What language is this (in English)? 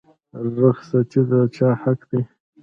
Pashto